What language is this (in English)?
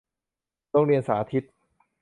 Thai